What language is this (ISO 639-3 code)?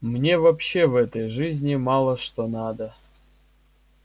rus